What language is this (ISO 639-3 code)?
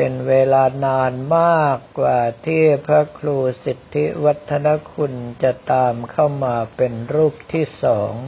tha